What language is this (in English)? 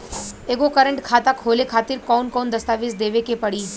Bhojpuri